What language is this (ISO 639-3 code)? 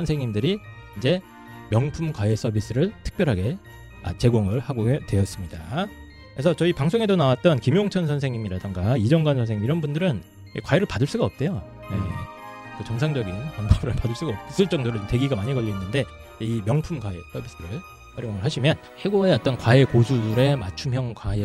kor